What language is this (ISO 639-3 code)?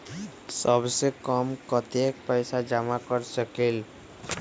mag